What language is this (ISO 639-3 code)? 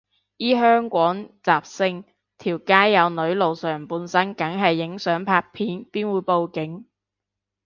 yue